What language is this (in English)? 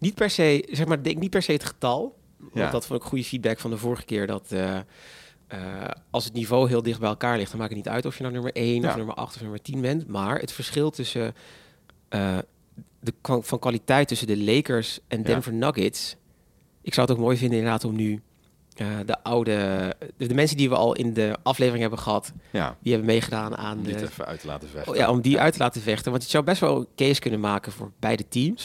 Dutch